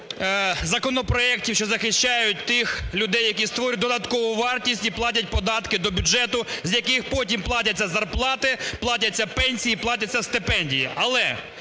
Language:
Ukrainian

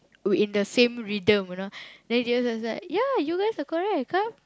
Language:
English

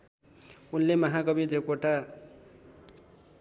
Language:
Nepali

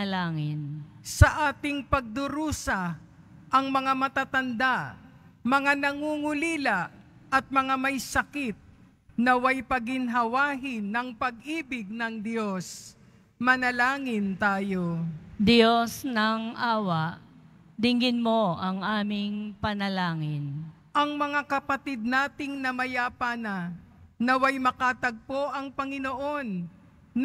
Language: Filipino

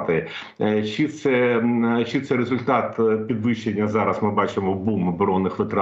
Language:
Ukrainian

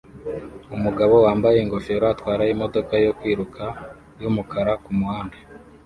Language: Kinyarwanda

